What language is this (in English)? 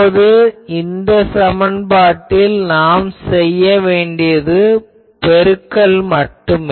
Tamil